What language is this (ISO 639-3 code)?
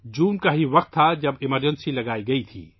urd